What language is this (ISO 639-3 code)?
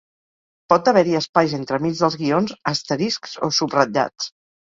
cat